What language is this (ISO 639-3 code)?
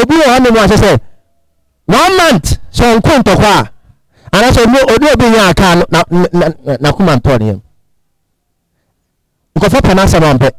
eng